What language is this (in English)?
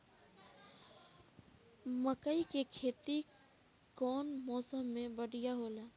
Bhojpuri